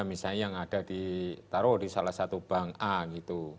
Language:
Indonesian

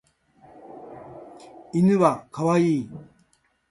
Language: Japanese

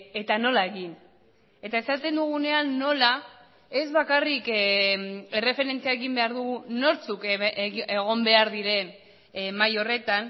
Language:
Basque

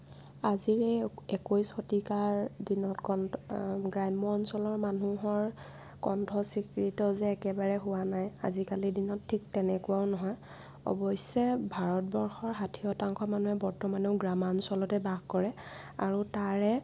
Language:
Assamese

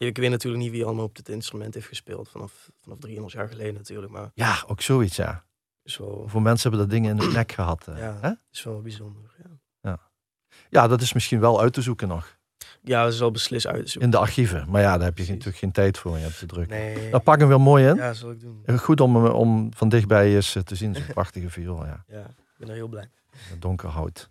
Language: Dutch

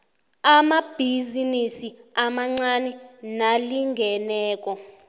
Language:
South Ndebele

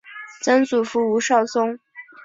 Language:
Chinese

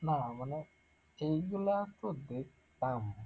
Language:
Bangla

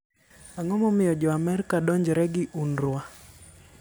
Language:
Luo (Kenya and Tanzania)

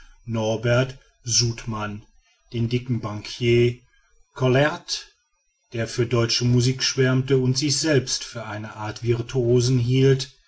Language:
German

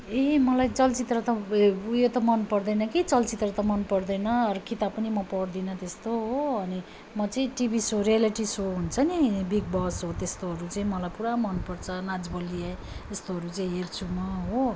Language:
Nepali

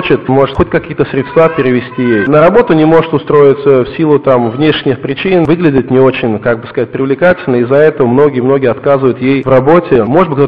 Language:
Russian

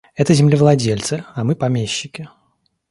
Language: Russian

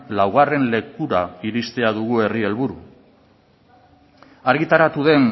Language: Basque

